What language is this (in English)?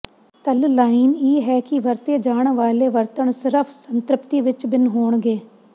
Punjabi